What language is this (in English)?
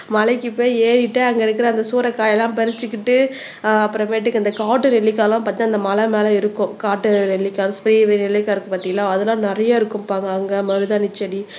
Tamil